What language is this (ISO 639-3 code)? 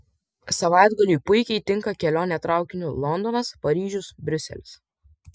lit